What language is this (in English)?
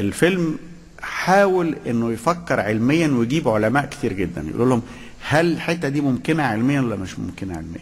Arabic